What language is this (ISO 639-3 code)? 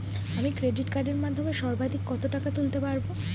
ben